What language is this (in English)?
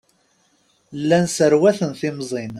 Kabyle